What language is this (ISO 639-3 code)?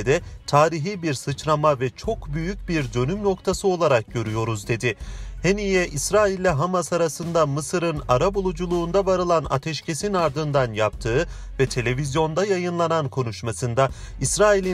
tur